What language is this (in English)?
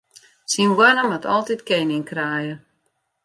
Western Frisian